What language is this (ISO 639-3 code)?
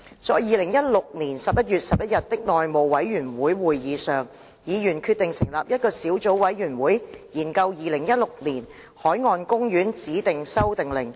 yue